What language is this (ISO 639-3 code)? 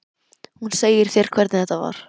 isl